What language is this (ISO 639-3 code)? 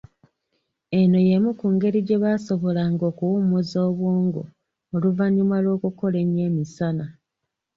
lug